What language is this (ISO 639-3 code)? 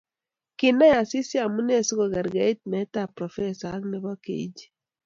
kln